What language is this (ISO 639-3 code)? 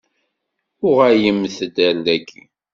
kab